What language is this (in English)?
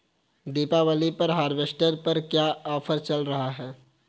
Hindi